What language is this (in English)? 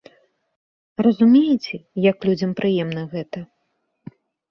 Belarusian